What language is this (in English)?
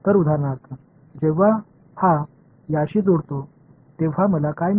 Marathi